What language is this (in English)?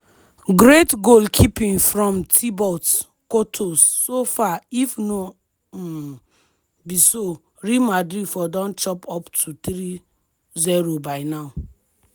Nigerian Pidgin